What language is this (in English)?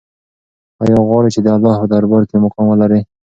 Pashto